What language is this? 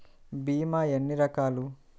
Telugu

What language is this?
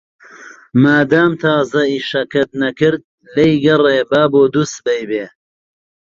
Central Kurdish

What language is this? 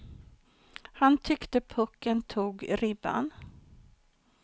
Swedish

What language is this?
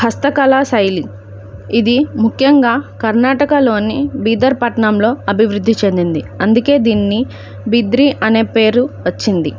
Telugu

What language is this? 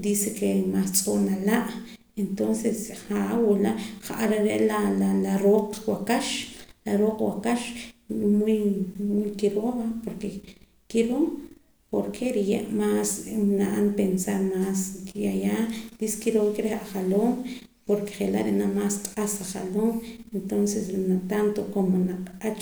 Poqomam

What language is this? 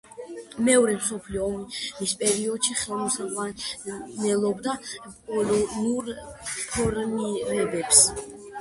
Georgian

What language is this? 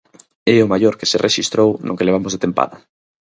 Galician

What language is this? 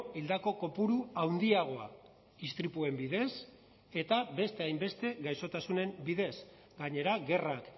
Basque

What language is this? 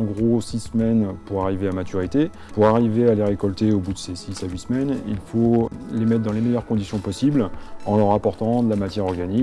French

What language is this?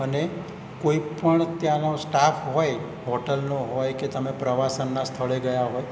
Gujarati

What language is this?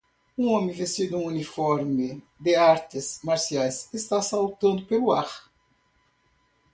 Portuguese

